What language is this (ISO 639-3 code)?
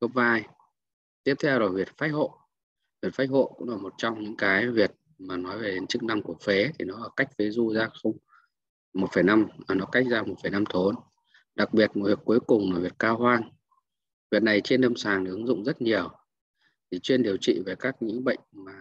vie